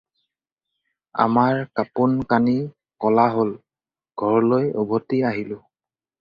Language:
Assamese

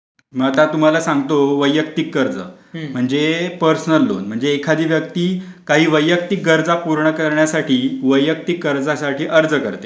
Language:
Marathi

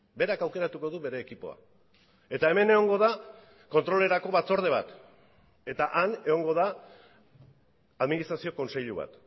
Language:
Basque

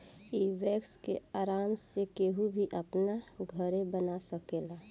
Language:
Bhojpuri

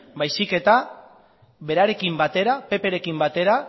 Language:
Basque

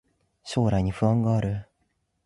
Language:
Japanese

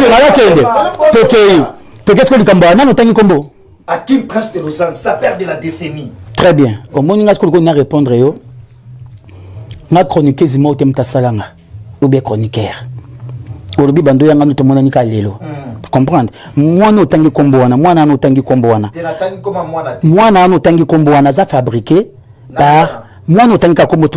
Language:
French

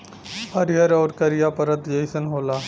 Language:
Bhojpuri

